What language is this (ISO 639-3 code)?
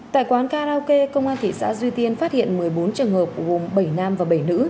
vie